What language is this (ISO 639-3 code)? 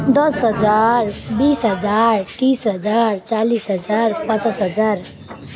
nep